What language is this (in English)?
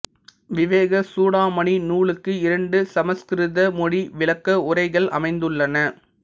Tamil